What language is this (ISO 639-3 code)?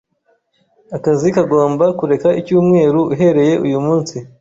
kin